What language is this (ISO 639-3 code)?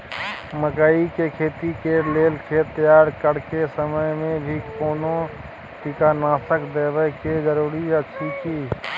mai